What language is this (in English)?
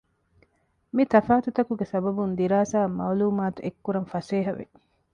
Divehi